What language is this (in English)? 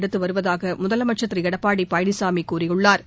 Tamil